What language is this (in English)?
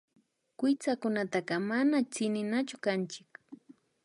Imbabura Highland Quichua